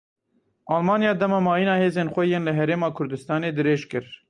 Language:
Kurdish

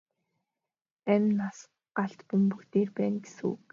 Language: Mongolian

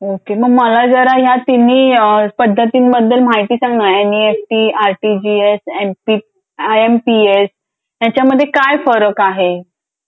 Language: Marathi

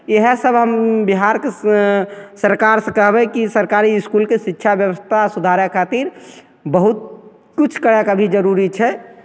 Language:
Maithili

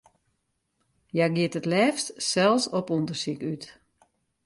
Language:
Western Frisian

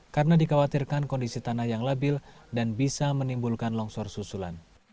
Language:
Indonesian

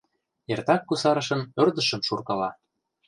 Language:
Mari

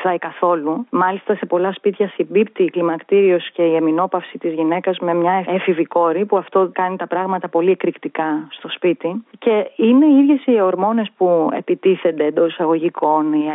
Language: Greek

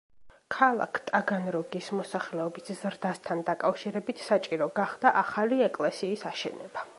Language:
Georgian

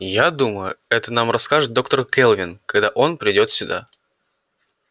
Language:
Russian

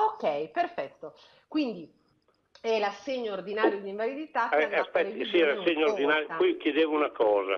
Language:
Italian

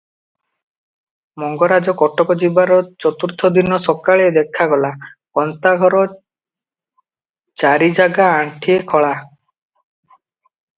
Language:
Odia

